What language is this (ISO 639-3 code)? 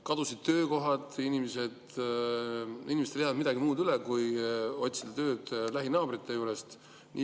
est